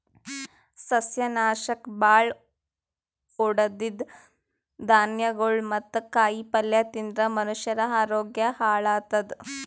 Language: Kannada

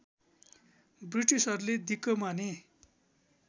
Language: Nepali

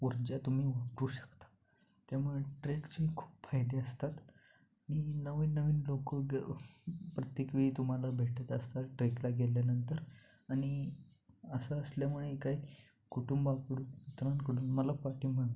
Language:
Marathi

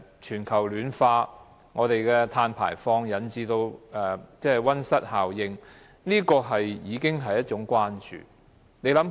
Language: Cantonese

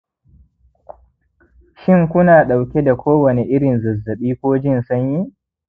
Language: Hausa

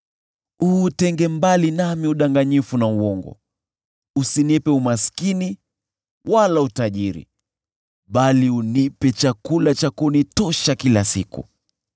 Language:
Swahili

